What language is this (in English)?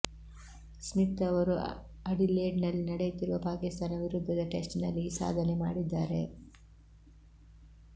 Kannada